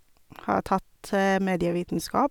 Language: Norwegian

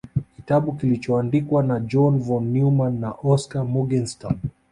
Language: Swahili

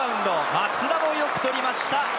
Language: Japanese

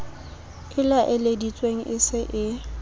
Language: Southern Sotho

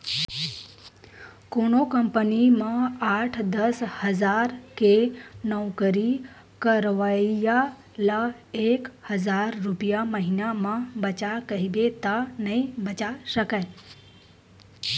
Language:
Chhattisgarhi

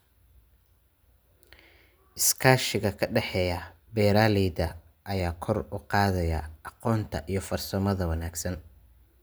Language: Somali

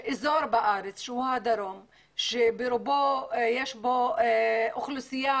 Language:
Hebrew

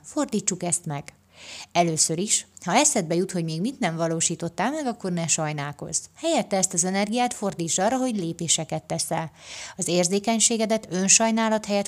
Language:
Hungarian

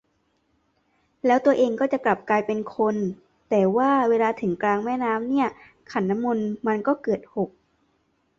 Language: Thai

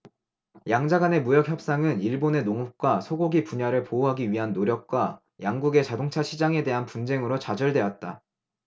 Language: Korean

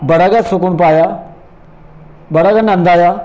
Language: Dogri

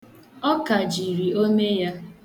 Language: Igbo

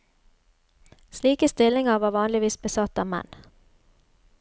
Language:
Norwegian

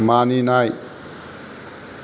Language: Bodo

